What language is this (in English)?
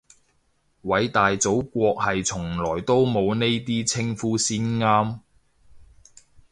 Cantonese